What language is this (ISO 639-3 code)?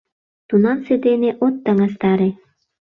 chm